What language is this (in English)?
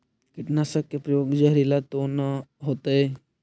Magahi